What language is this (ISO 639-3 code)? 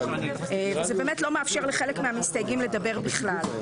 heb